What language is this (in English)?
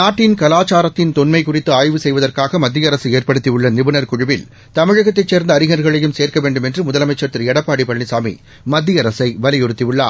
Tamil